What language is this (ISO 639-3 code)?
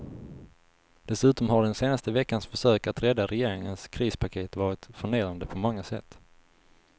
swe